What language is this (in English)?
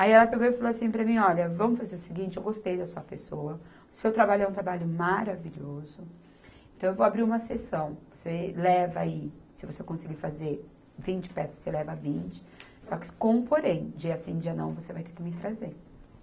Portuguese